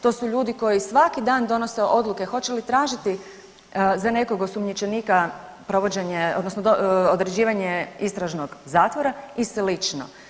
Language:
Croatian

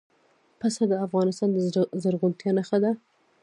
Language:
Pashto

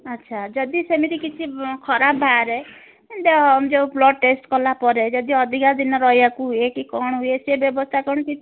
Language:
Odia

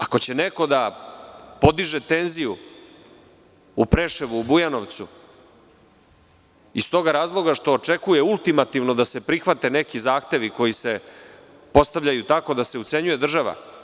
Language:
Serbian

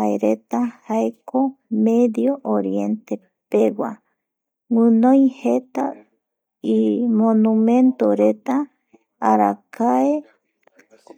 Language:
Eastern Bolivian Guaraní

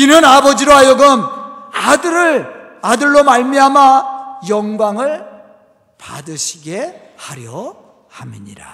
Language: Korean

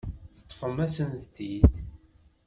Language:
Kabyle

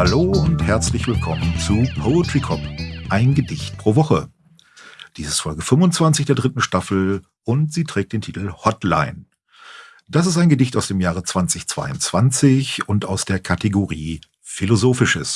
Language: German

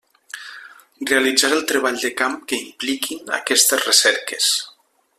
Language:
Catalan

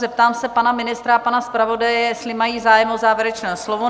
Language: Czech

